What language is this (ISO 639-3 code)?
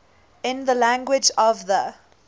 eng